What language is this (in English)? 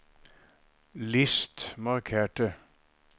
Norwegian